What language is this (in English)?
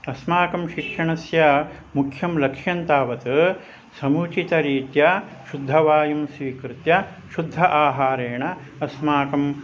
Sanskrit